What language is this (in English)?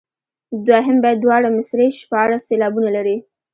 Pashto